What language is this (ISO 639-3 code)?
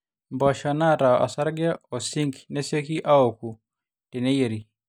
mas